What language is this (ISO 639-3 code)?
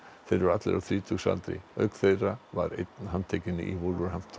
isl